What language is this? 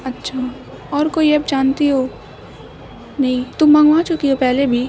Urdu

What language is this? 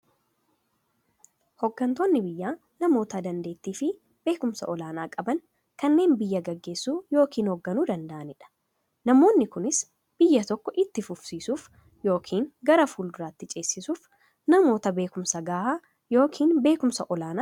Oromo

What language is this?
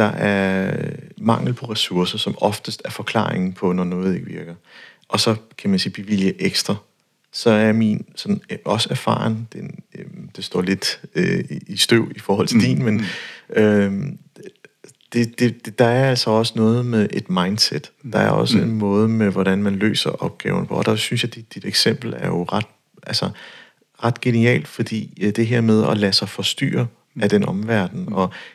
Danish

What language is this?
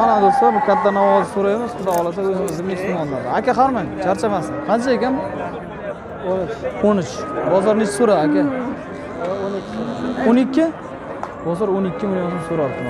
Turkish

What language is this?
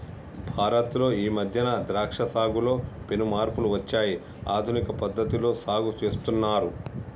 Telugu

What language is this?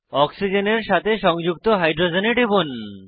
Bangla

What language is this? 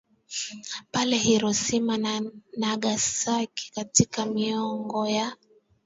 Swahili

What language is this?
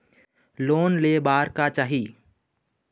Chhattisgarhi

